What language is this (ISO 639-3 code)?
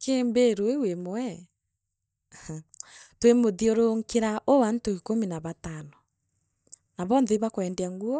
mer